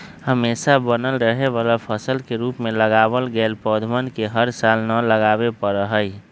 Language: Magahi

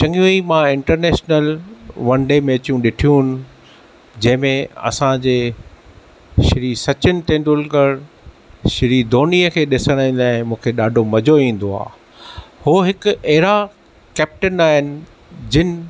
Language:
Sindhi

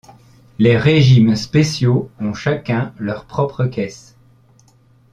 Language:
French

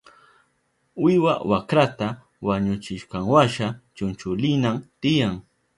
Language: Southern Pastaza Quechua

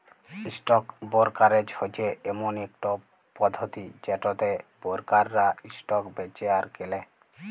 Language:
Bangla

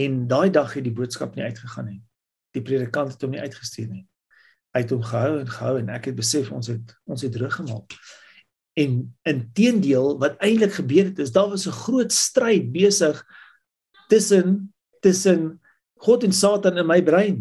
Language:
Dutch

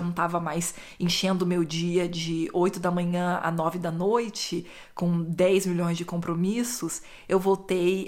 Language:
Portuguese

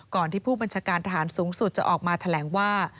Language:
Thai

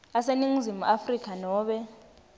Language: Swati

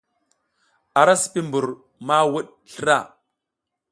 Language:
South Giziga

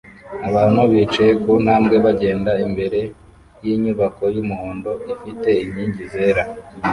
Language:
Kinyarwanda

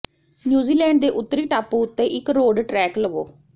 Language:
Punjabi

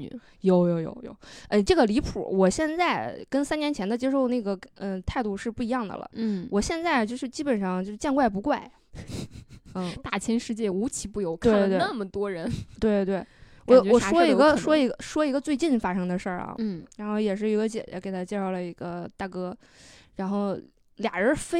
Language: Chinese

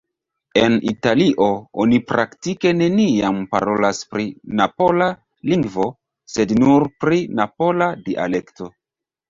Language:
Esperanto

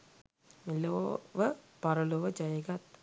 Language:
Sinhala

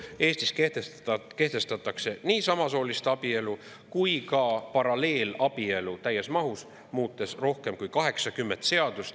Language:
Estonian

